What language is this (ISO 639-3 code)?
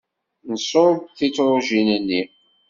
kab